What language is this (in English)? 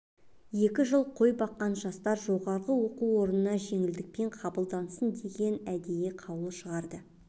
Kazakh